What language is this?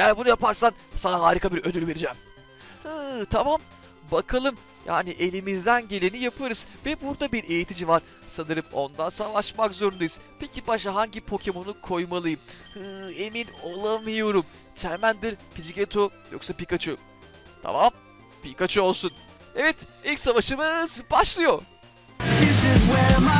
Turkish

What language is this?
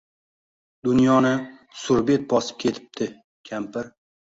Uzbek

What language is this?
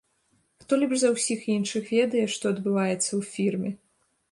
Belarusian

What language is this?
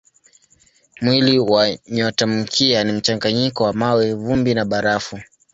Swahili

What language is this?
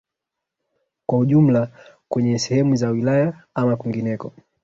Swahili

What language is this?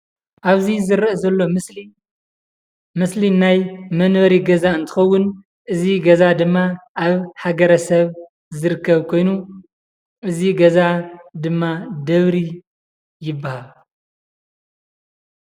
Tigrinya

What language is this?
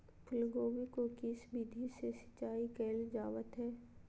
Magahi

